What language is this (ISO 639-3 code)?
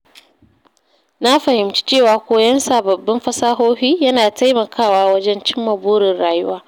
hau